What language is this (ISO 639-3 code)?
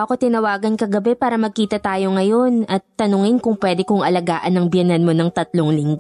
fil